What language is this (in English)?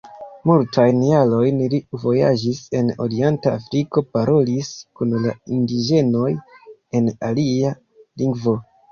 Esperanto